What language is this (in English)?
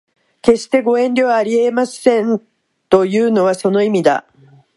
Japanese